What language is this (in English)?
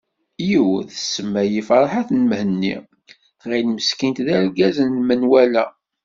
Kabyle